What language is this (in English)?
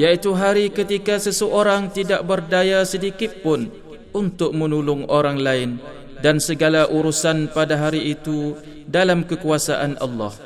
Malay